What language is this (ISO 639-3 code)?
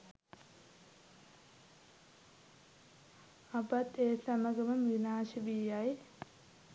sin